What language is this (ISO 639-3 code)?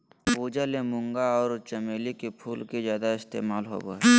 mag